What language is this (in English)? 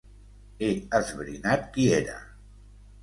Catalan